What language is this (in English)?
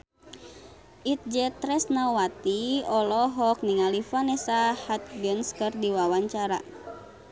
Sundanese